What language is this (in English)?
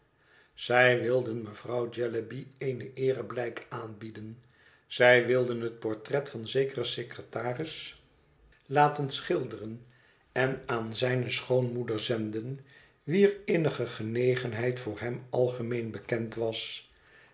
Dutch